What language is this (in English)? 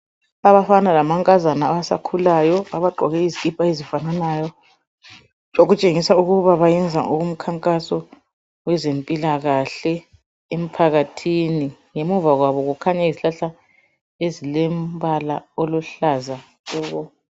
North Ndebele